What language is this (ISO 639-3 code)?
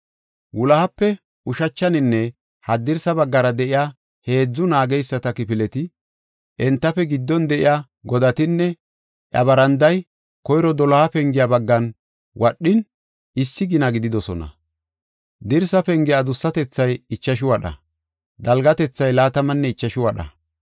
gof